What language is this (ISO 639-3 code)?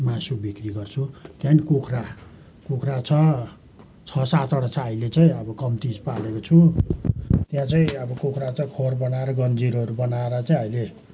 nep